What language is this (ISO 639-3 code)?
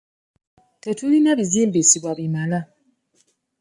lug